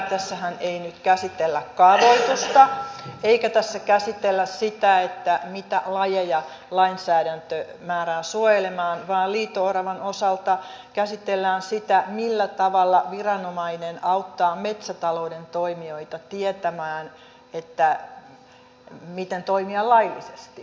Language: Finnish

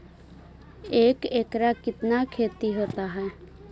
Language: Magahi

